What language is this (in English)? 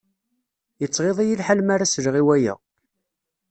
Kabyle